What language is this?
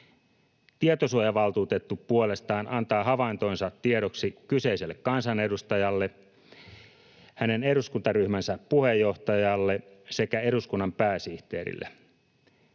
Finnish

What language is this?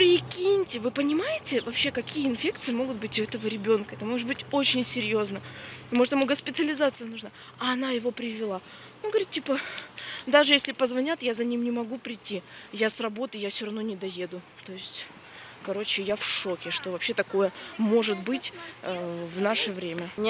Russian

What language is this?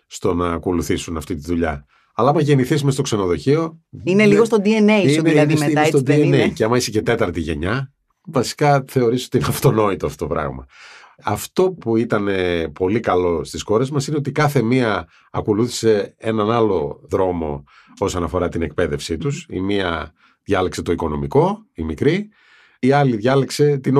Greek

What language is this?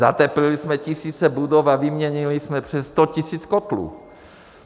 Czech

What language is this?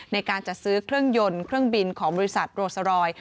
Thai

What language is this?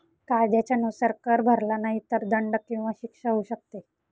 Marathi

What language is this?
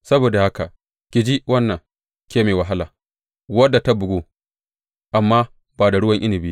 Hausa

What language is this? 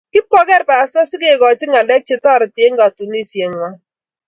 Kalenjin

